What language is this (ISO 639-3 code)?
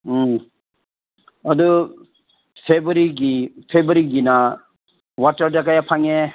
mni